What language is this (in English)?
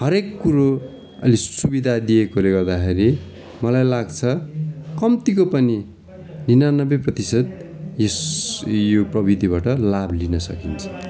Nepali